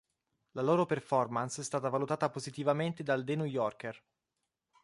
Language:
Italian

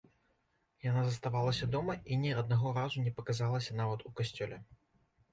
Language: Belarusian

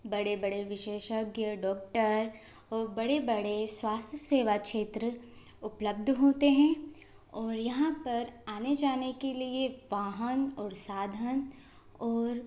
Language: Hindi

